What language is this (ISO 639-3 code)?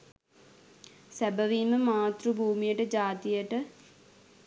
sin